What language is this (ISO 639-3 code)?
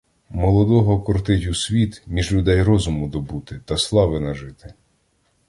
ukr